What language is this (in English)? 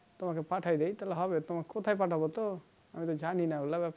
Bangla